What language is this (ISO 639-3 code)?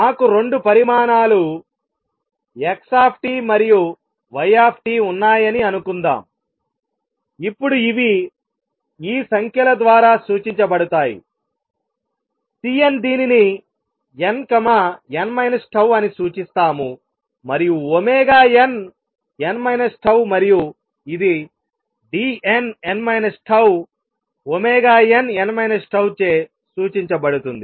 tel